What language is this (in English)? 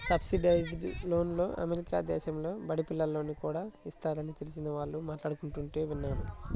Telugu